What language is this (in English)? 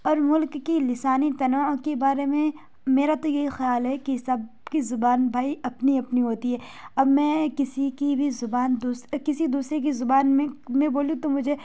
Urdu